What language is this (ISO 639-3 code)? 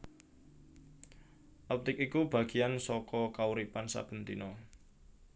jav